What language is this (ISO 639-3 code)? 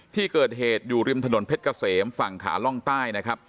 tha